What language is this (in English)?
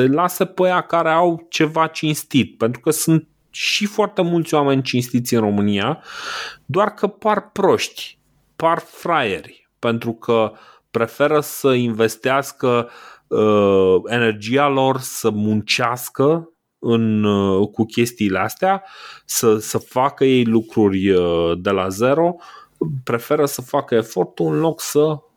Romanian